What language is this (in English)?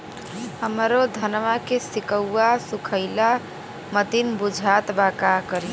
Bhojpuri